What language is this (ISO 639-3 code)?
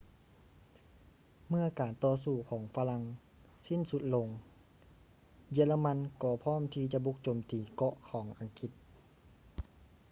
lao